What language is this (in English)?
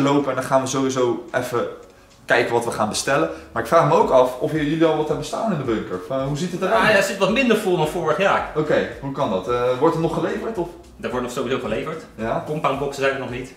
Dutch